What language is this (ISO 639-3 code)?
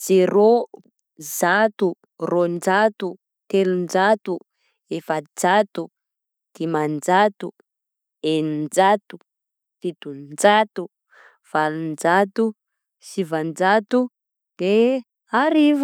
bzc